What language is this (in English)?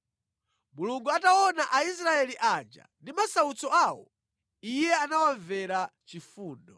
Nyanja